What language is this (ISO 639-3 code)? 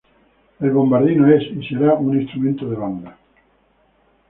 spa